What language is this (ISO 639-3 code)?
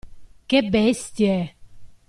ita